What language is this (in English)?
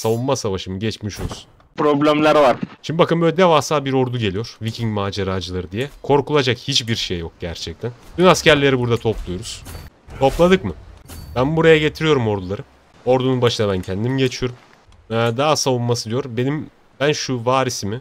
Turkish